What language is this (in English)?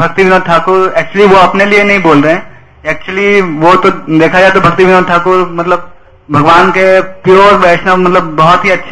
Hindi